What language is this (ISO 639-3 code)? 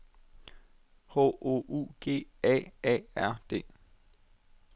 dan